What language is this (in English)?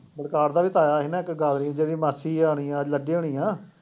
Punjabi